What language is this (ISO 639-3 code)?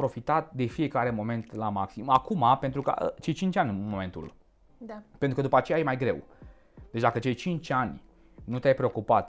ron